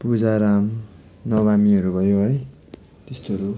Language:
Nepali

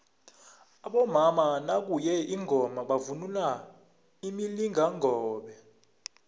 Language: South Ndebele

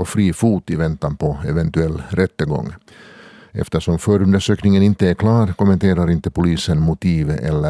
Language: Swedish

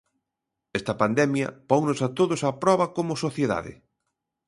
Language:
Galician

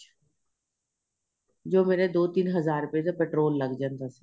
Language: Punjabi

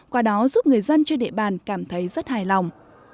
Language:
Vietnamese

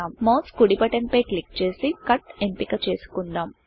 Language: Telugu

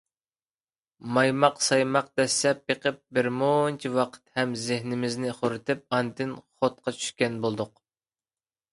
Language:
Uyghur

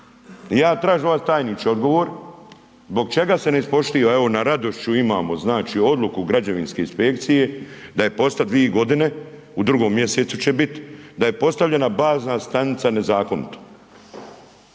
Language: Croatian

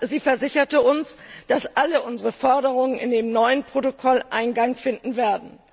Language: German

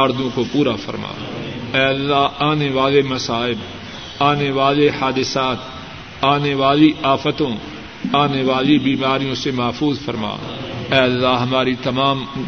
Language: Urdu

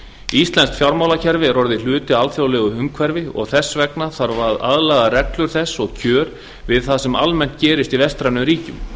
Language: Icelandic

